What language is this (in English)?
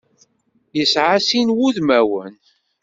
Kabyle